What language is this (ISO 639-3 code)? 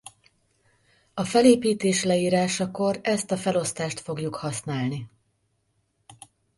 hun